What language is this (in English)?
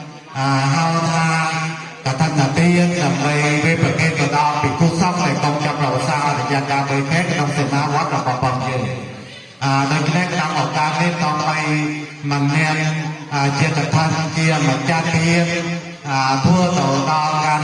Indonesian